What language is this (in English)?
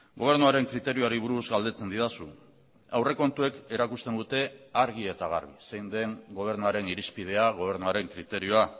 Basque